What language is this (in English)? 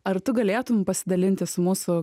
Lithuanian